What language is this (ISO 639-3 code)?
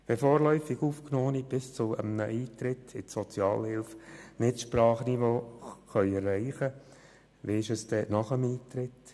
gsw